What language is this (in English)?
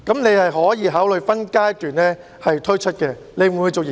Cantonese